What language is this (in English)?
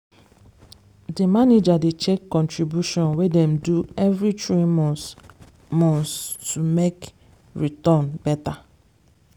Nigerian Pidgin